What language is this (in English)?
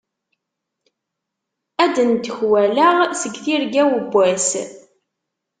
Kabyle